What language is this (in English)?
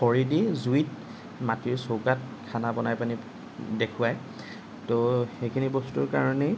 Assamese